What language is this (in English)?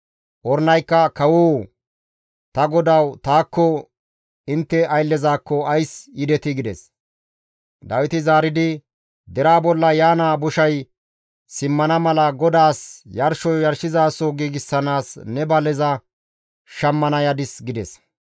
Gamo